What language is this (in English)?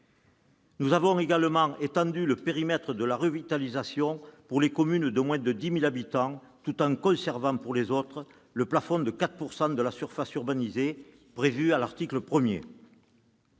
French